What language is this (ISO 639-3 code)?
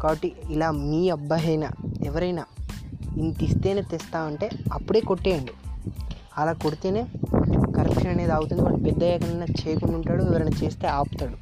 tel